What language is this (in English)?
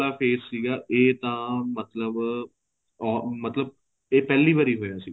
Punjabi